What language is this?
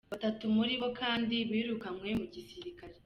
Kinyarwanda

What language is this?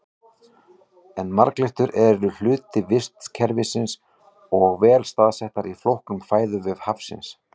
Icelandic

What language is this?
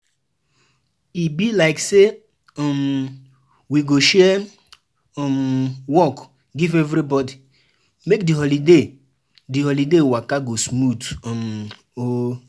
Nigerian Pidgin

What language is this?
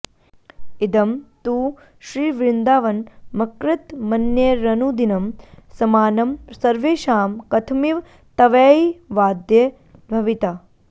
Sanskrit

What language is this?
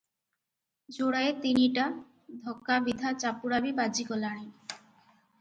Odia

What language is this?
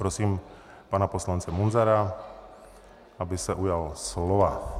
Czech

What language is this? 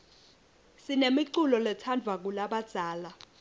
Swati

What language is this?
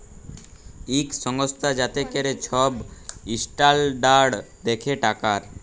Bangla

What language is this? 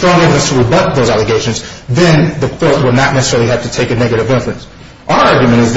English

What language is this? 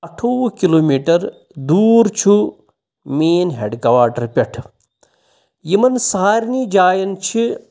Kashmiri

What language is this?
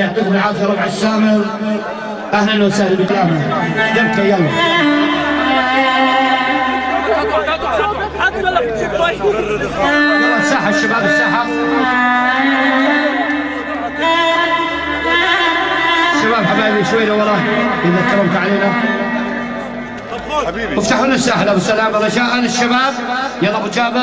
Arabic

